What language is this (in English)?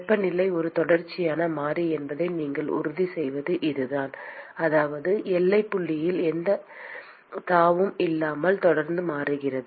Tamil